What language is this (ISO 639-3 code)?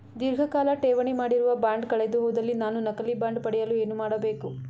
kan